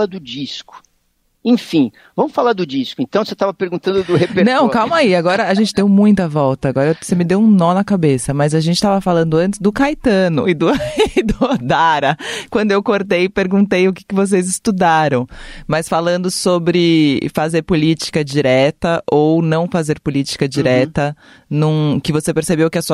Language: Portuguese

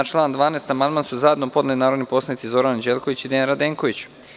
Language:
Serbian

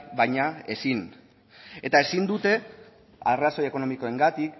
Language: Basque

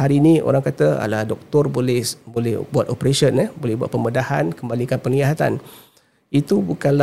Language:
Malay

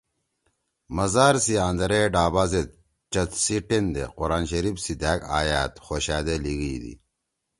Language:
Torwali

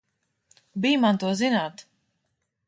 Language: Latvian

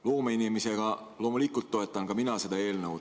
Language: Estonian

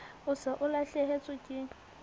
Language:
Southern Sotho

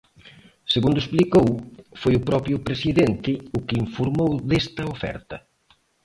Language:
Galician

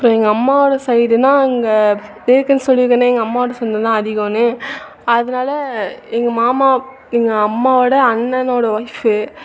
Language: Tamil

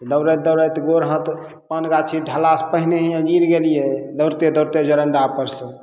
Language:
Maithili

